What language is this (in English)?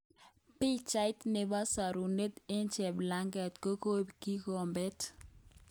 Kalenjin